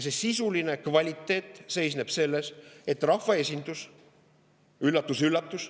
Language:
Estonian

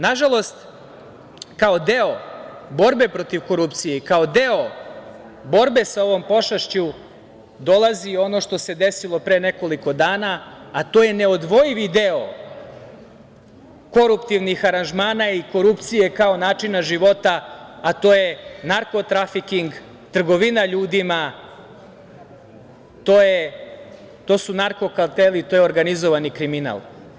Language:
Serbian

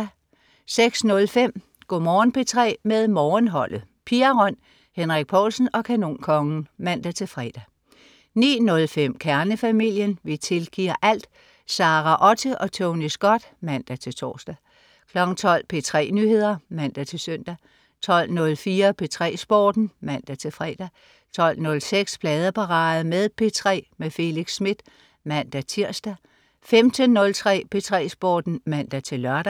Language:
Danish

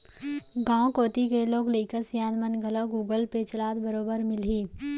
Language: Chhattisgarhi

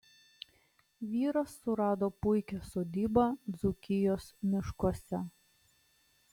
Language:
Lithuanian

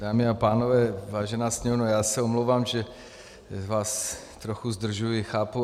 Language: Czech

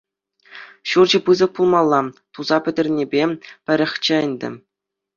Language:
Chuvash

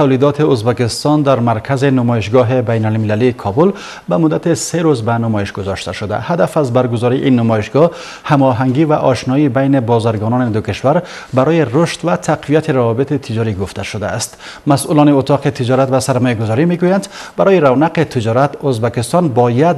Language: Persian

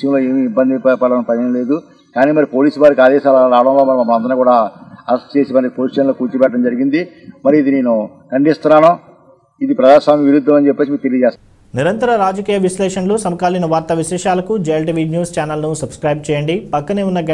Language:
Hindi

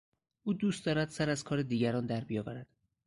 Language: Persian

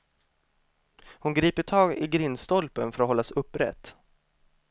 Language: Swedish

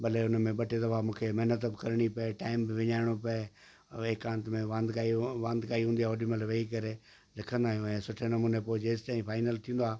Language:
Sindhi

